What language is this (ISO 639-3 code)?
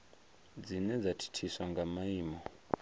ven